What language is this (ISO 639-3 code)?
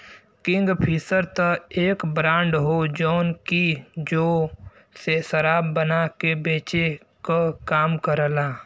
bho